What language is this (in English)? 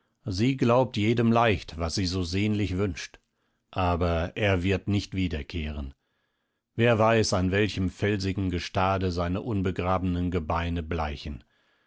German